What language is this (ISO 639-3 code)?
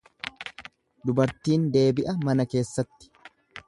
orm